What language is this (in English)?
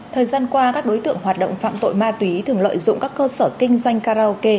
Vietnamese